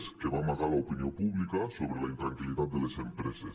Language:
Catalan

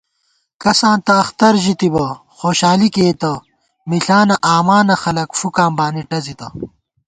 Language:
Gawar-Bati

